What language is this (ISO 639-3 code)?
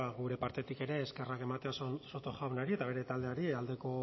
eus